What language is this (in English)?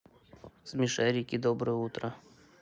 Russian